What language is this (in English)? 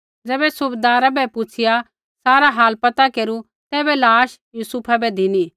Kullu Pahari